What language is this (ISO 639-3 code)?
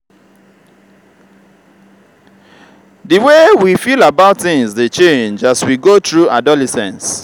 pcm